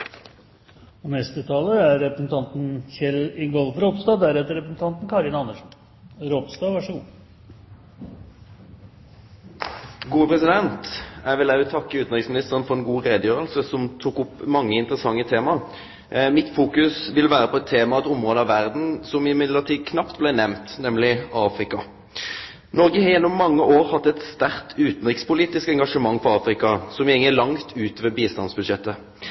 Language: Norwegian Nynorsk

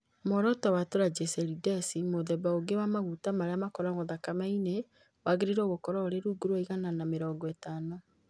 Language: Kikuyu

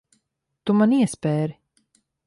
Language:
Latvian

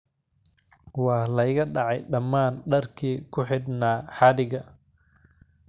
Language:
Somali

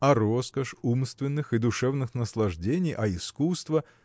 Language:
Russian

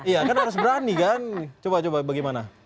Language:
Indonesian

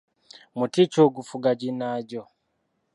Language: Ganda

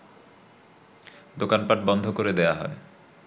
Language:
Bangla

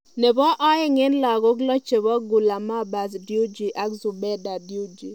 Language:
Kalenjin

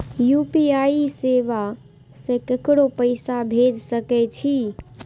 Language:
Maithili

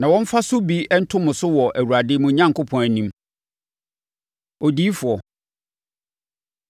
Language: Akan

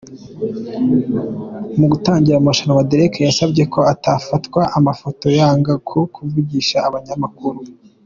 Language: Kinyarwanda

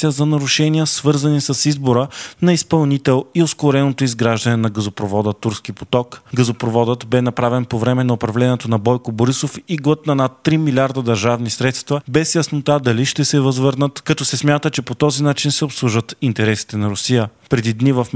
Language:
Bulgarian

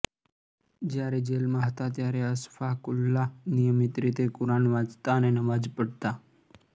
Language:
Gujarati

